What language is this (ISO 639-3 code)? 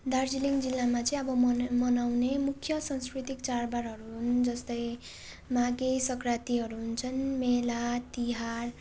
nep